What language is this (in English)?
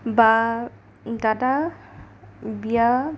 Assamese